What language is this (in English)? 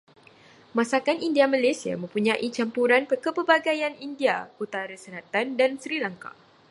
Malay